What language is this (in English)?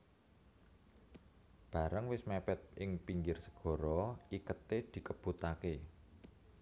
Javanese